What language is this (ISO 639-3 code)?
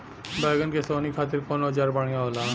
bho